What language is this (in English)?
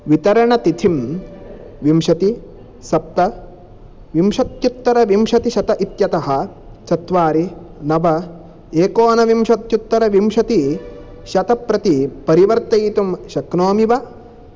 Sanskrit